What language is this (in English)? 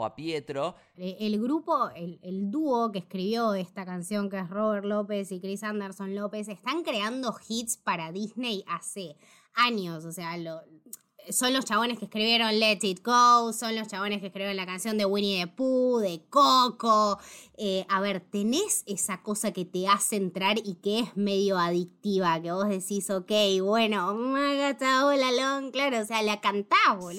Spanish